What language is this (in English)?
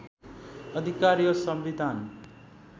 Nepali